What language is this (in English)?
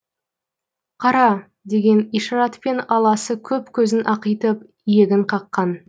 Kazakh